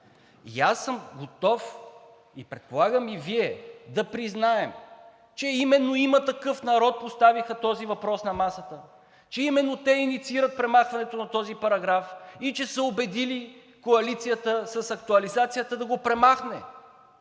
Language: Bulgarian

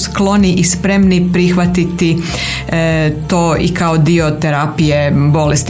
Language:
Croatian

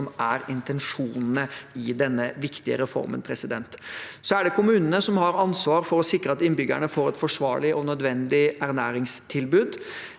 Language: Norwegian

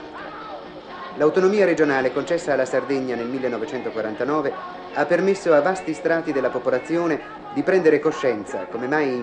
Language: Italian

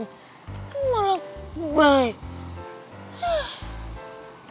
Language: Indonesian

